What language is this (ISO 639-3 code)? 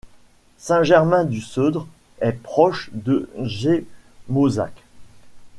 fra